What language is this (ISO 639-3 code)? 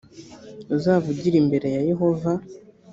kin